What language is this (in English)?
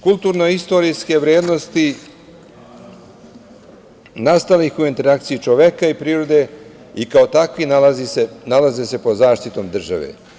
Serbian